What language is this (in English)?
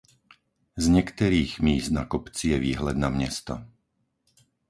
Czech